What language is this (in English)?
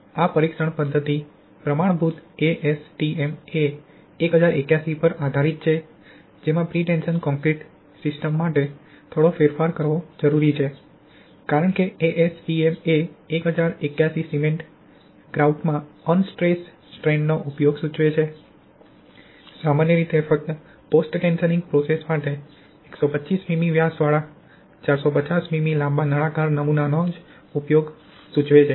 Gujarati